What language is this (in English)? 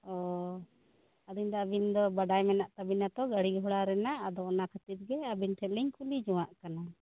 Santali